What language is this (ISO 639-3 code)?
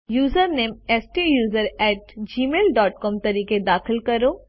guj